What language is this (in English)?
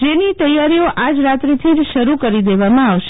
Gujarati